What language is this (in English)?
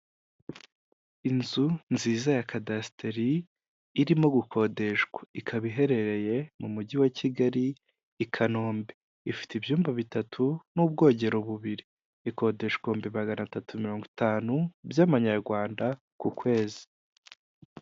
Kinyarwanda